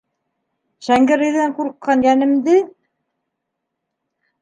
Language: Bashkir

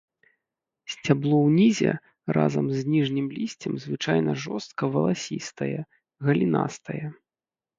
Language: Belarusian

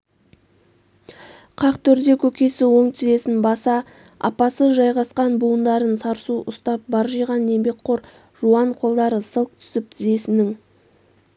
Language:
Kazakh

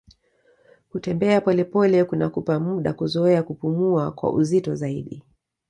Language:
Swahili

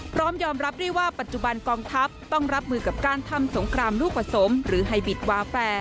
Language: Thai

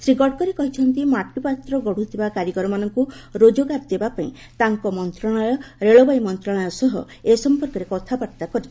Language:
Odia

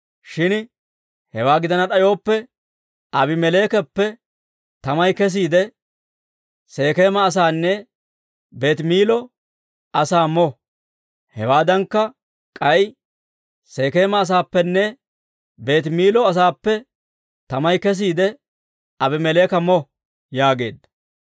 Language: Dawro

